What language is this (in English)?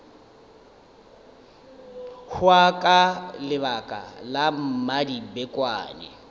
Northern Sotho